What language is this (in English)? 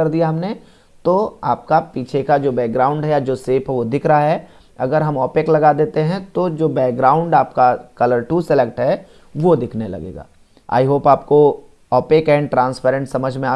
Hindi